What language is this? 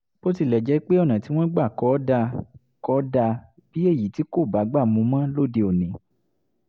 Yoruba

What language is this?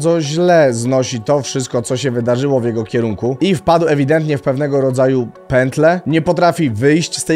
Polish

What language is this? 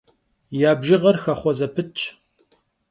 Kabardian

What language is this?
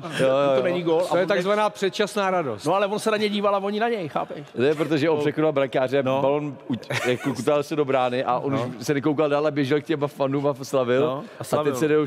Czech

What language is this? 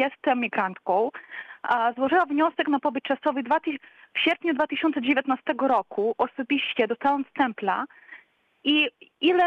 Polish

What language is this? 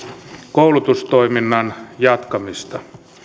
Finnish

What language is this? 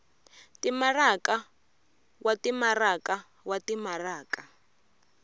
Tsonga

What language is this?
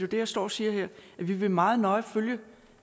Danish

